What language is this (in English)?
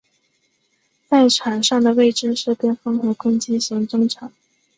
Chinese